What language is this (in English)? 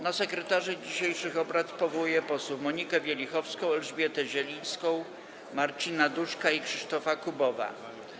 Polish